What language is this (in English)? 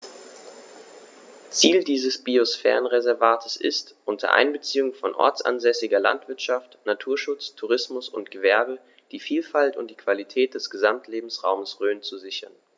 German